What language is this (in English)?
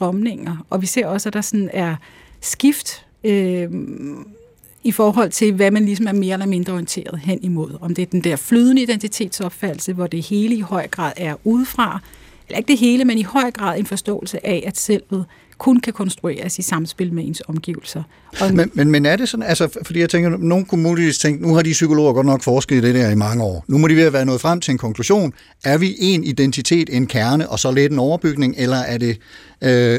Danish